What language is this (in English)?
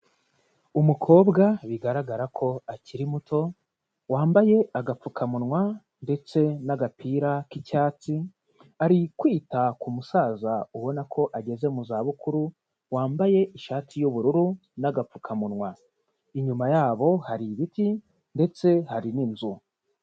Kinyarwanda